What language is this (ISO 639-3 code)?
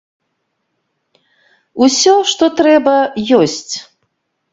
bel